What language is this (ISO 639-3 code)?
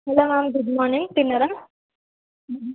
tel